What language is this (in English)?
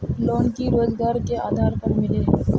Magahi